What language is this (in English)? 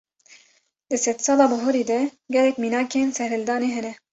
Kurdish